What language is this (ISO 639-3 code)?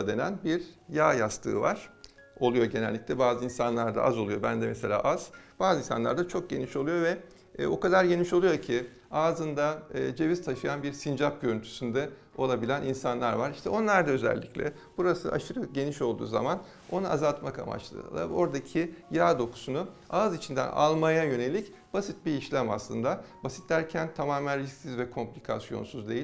tur